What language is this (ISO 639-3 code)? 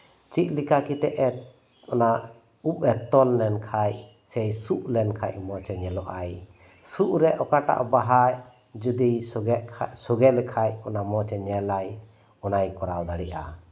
sat